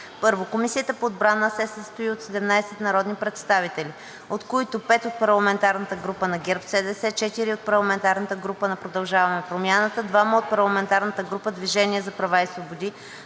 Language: Bulgarian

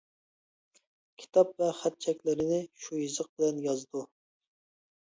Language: Uyghur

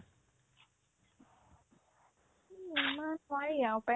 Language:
Assamese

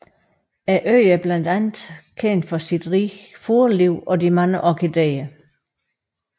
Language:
Danish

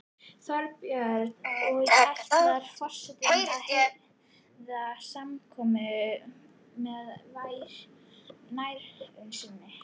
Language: Icelandic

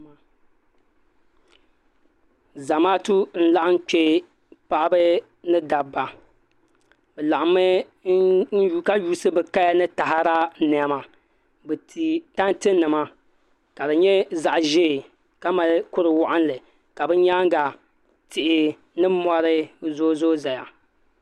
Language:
Dagbani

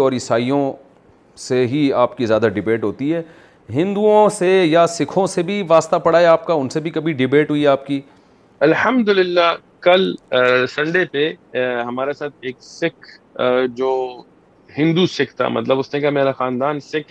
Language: Urdu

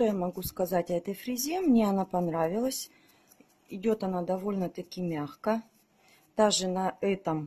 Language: Russian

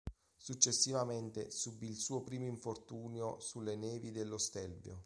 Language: Italian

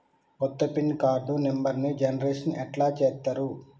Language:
Telugu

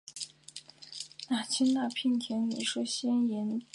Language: Chinese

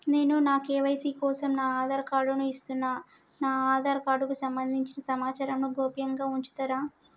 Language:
Telugu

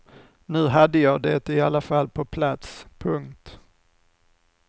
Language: Swedish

